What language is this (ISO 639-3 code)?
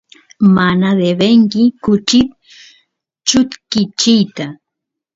qus